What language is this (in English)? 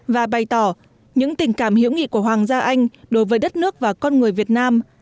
Vietnamese